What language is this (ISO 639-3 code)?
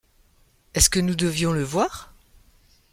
fra